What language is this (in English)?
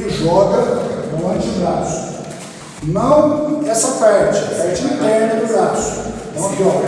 Portuguese